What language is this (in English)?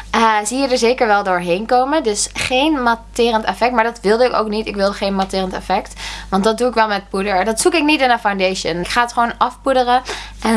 Dutch